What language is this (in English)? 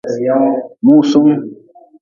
Nawdm